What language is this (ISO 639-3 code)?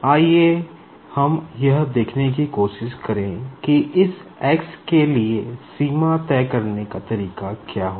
hin